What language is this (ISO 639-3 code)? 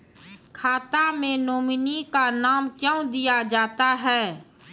mai